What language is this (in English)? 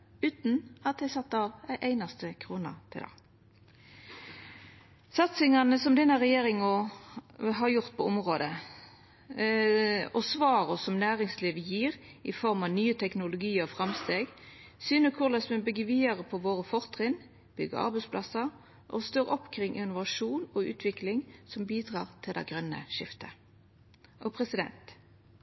Norwegian Nynorsk